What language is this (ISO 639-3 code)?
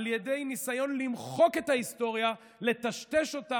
heb